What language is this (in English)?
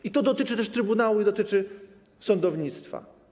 Polish